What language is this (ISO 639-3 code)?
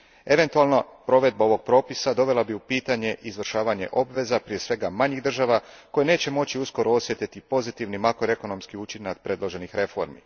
hrv